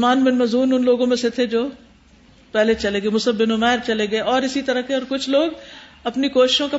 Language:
Urdu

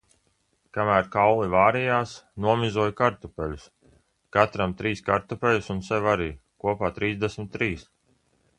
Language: Latvian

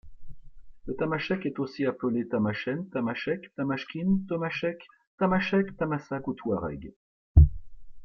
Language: French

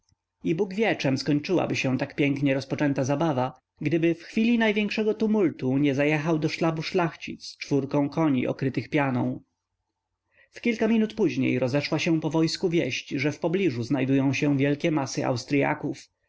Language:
Polish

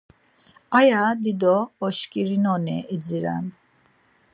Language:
Laz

